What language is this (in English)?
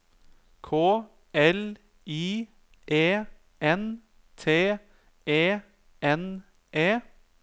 Norwegian